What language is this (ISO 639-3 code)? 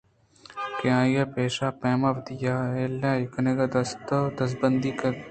bgp